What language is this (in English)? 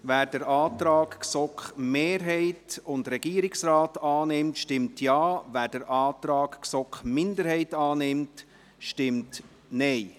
Swiss German